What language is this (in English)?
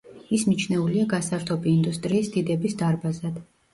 Georgian